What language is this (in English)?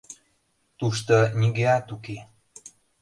Mari